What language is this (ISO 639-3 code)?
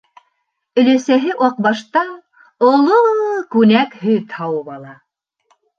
bak